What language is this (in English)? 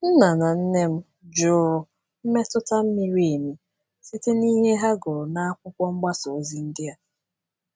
Igbo